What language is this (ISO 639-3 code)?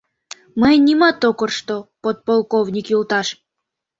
chm